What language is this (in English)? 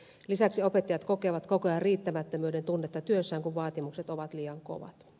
Finnish